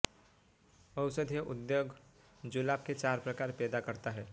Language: Hindi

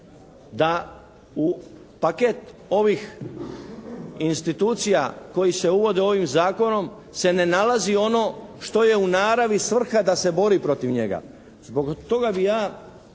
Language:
Croatian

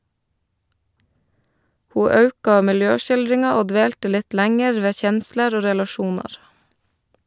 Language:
Norwegian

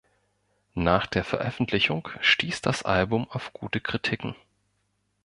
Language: German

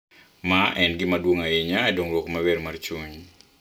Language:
Luo (Kenya and Tanzania)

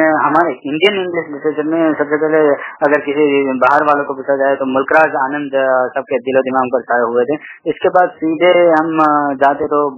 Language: Gujarati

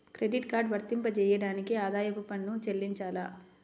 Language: Telugu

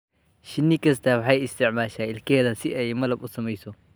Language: Somali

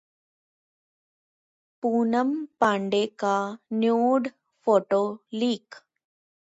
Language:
Hindi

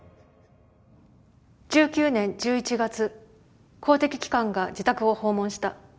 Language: Japanese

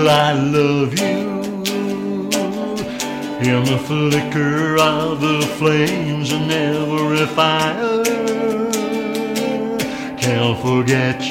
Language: English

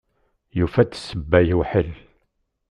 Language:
Kabyle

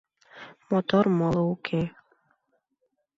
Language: Mari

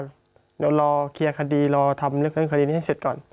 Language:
Thai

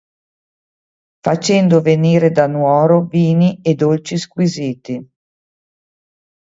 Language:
Italian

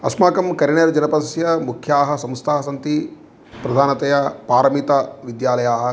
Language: Sanskrit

